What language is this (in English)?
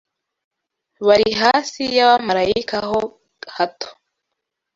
Kinyarwanda